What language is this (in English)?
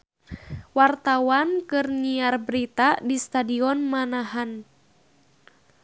Sundanese